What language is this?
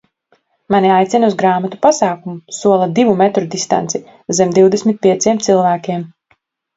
Latvian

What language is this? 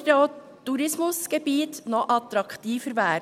Swiss German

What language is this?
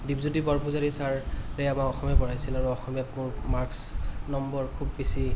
Assamese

